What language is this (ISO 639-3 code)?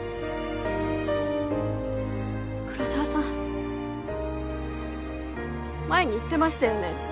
jpn